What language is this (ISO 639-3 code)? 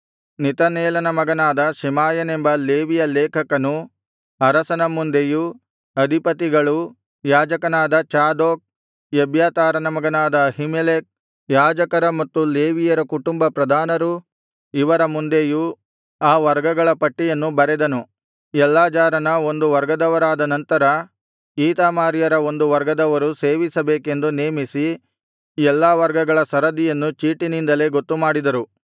kan